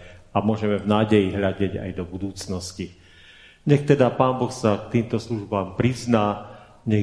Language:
Slovak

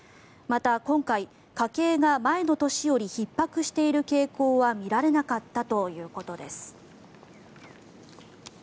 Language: Japanese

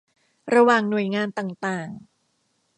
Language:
Thai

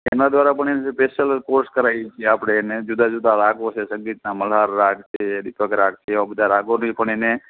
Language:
Gujarati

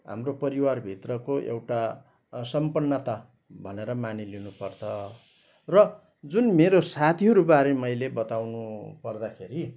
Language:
Nepali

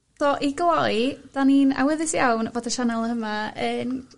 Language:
Welsh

